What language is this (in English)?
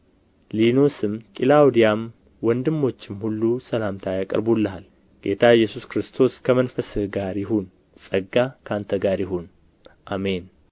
Amharic